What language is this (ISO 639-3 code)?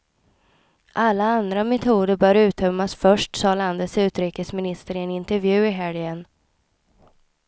swe